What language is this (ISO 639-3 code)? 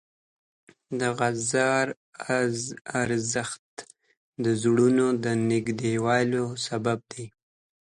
pus